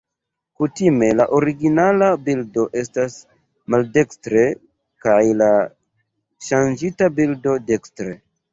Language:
Esperanto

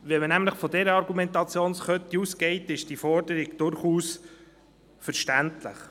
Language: Swiss German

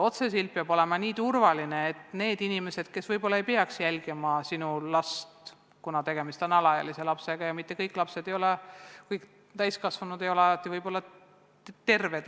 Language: Estonian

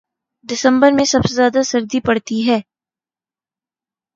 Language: Urdu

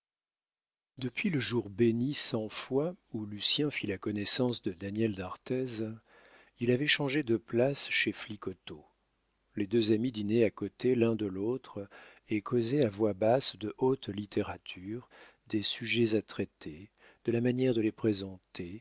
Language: French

